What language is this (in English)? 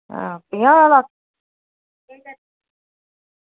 Dogri